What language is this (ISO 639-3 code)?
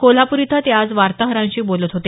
mar